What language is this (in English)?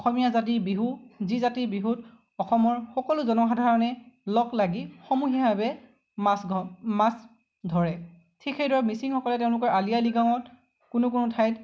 Assamese